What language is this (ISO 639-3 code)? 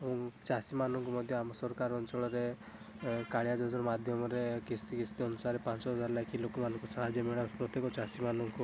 ori